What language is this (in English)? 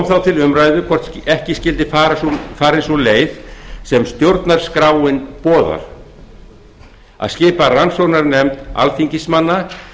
Icelandic